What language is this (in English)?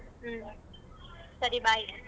Kannada